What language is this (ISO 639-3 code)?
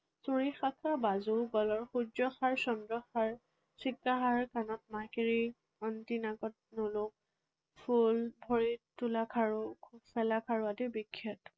asm